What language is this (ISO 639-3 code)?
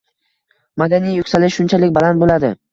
uzb